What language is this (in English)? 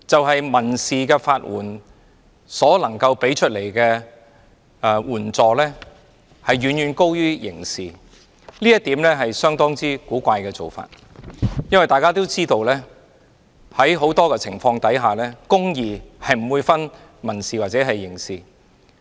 Cantonese